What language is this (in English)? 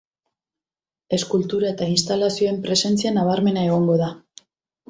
Basque